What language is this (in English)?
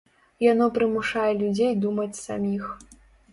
Belarusian